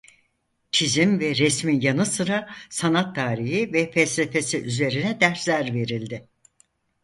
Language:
Turkish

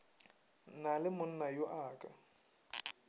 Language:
Northern Sotho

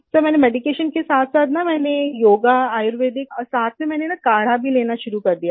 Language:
Hindi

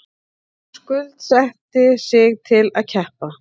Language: Icelandic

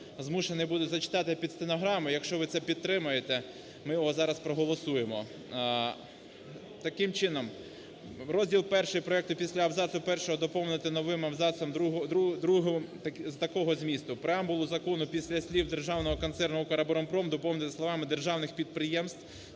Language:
Ukrainian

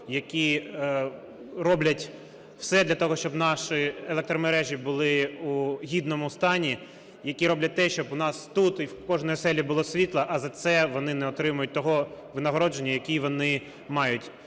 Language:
Ukrainian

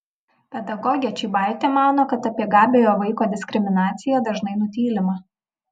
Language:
Lithuanian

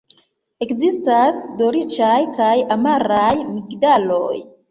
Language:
Esperanto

